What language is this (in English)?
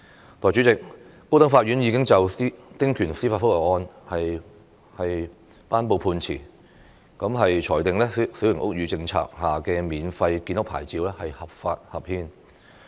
Cantonese